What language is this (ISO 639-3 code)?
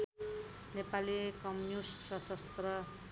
nep